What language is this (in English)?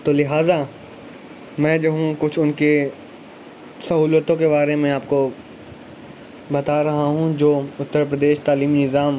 Urdu